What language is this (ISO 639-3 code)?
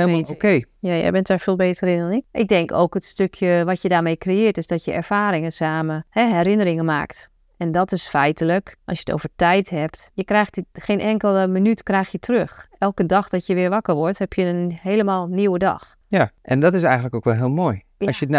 nld